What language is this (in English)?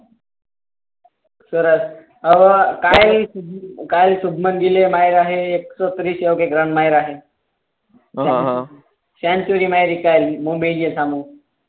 Gujarati